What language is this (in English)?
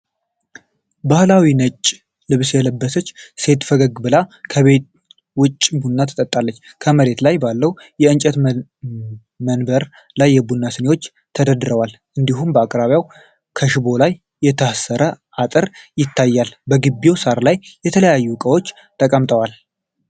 Amharic